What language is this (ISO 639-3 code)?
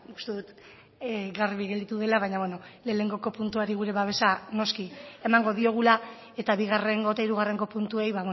eus